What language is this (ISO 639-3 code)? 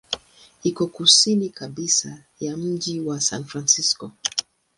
swa